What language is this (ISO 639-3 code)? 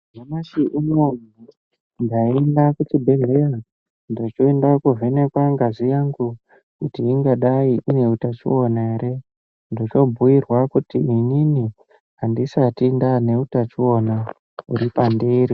ndc